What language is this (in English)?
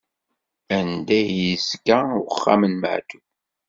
Kabyle